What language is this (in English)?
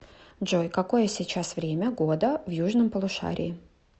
Russian